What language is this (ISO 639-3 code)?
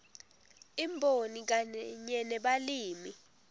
ssw